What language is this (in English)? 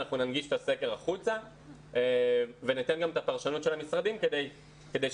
Hebrew